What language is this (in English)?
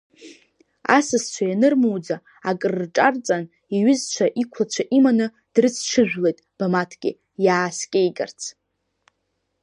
Abkhazian